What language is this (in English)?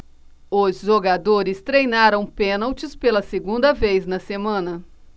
Portuguese